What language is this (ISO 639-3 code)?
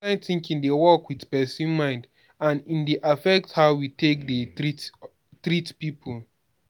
pcm